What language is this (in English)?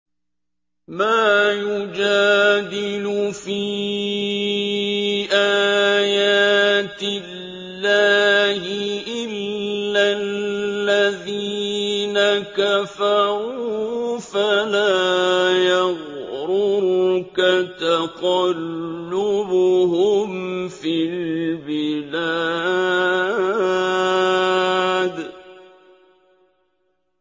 Arabic